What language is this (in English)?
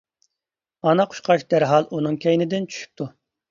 Uyghur